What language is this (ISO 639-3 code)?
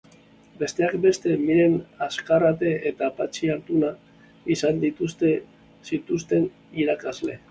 eus